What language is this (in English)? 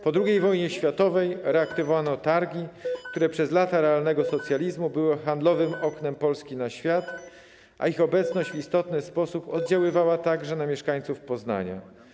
Polish